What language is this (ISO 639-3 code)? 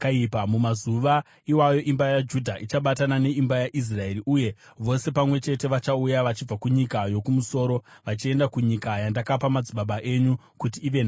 sna